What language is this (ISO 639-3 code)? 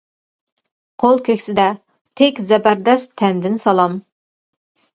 uig